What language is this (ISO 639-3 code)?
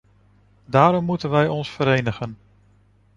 nld